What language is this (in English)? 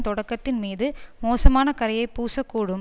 Tamil